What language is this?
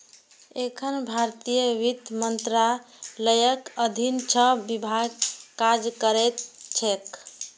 Maithili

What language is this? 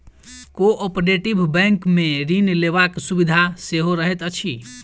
Maithili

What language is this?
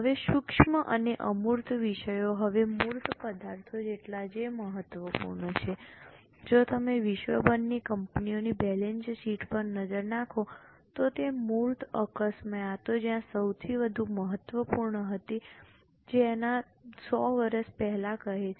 Gujarati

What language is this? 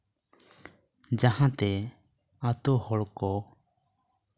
Santali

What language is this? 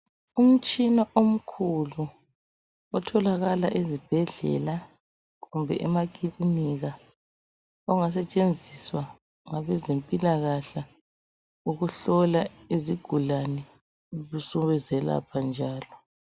North Ndebele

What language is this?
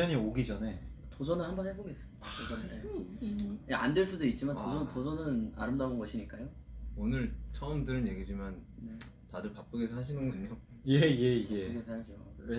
Korean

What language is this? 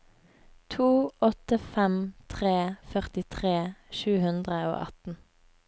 Norwegian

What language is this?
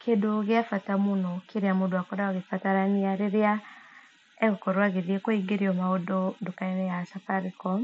Kikuyu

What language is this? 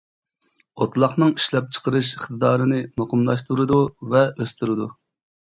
Uyghur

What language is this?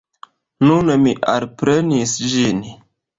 Esperanto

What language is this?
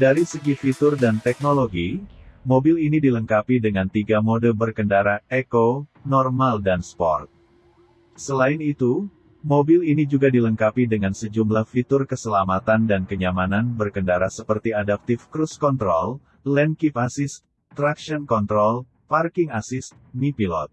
Indonesian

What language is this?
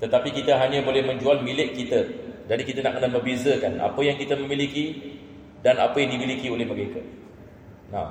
Malay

